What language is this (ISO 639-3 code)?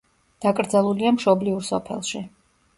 kat